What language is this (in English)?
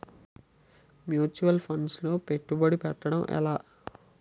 Telugu